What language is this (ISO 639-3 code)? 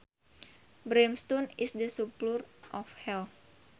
sun